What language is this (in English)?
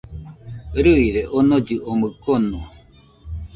Nüpode Huitoto